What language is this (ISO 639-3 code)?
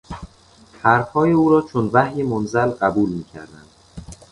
fas